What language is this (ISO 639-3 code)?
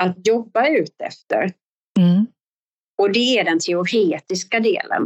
swe